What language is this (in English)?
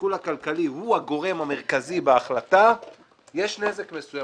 Hebrew